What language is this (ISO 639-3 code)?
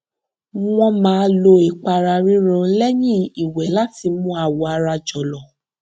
yor